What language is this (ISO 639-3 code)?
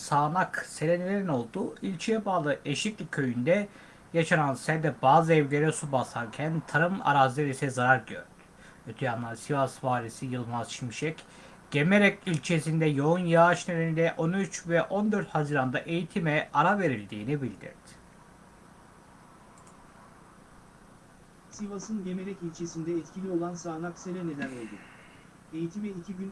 tur